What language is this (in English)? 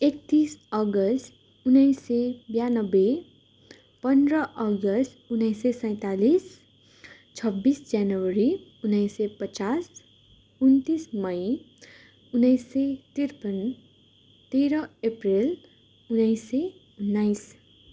Nepali